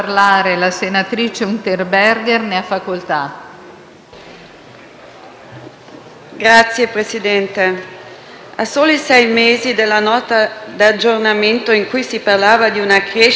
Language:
Italian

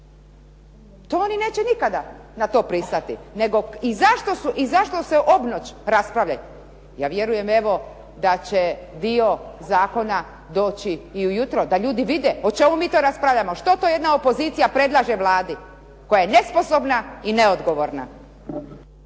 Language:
Croatian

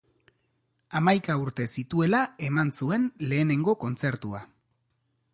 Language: Basque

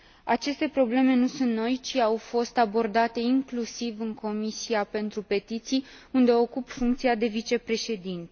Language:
Romanian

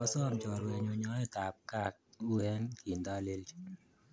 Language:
Kalenjin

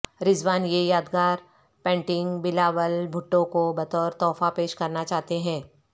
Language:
Urdu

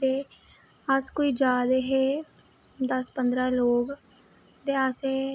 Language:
Dogri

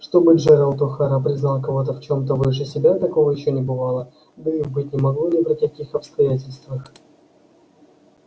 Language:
Russian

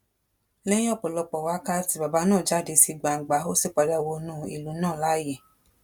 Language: Yoruba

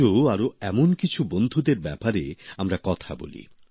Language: Bangla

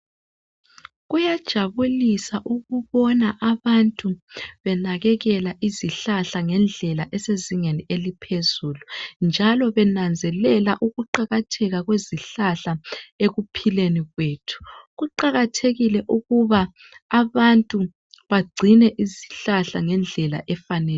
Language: North Ndebele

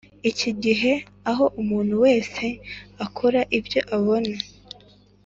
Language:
Kinyarwanda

